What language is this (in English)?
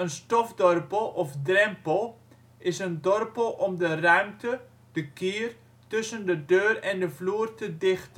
Dutch